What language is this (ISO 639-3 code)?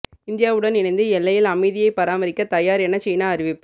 tam